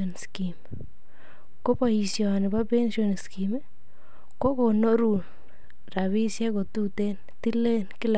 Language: Kalenjin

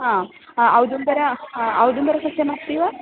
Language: Sanskrit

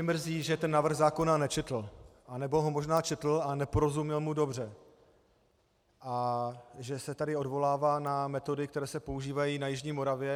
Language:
Czech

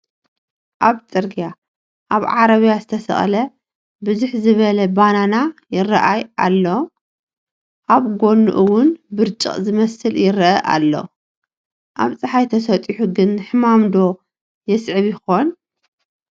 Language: Tigrinya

